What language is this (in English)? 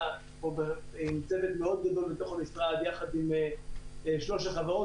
Hebrew